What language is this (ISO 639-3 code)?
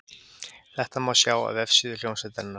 isl